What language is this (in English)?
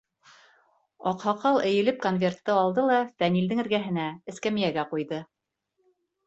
Bashkir